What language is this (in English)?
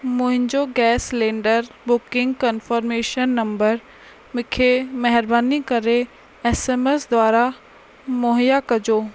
Sindhi